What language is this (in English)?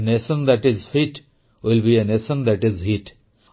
Odia